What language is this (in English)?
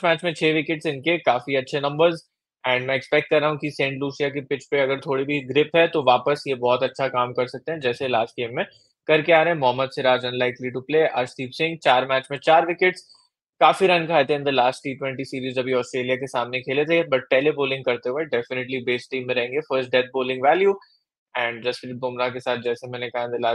Hindi